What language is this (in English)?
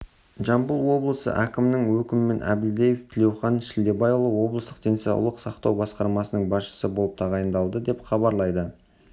Kazakh